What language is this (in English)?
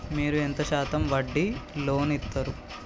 Telugu